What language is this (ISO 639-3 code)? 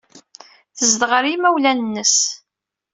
kab